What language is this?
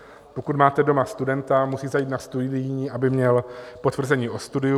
Czech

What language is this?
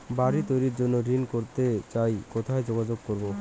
Bangla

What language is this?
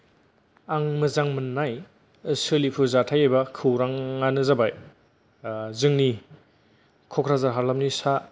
Bodo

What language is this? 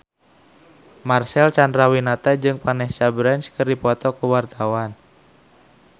Sundanese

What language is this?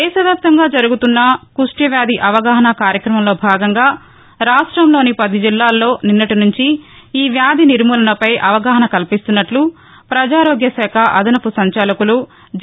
Telugu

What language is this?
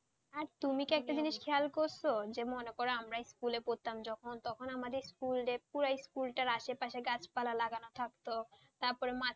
Bangla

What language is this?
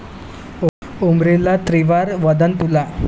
Marathi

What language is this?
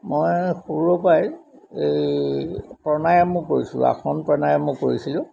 Assamese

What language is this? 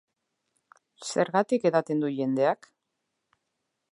Basque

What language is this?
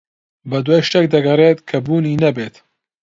Central Kurdish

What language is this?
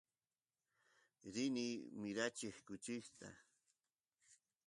Santiago del Estero Quichua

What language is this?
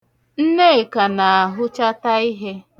Igbo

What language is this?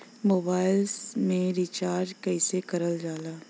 Bhojpuri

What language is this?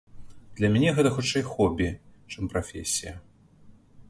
Belarusian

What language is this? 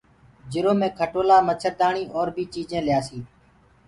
Gurgula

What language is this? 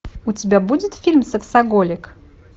Russian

